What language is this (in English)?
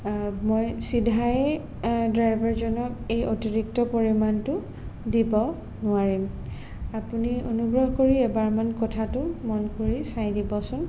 Assamese